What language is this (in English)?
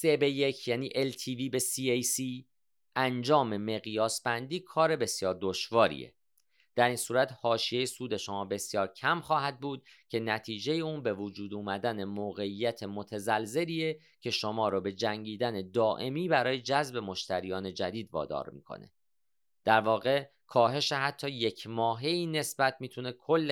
Persian